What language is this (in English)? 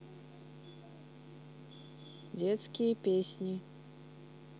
Russian